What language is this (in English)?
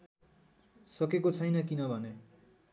Nepali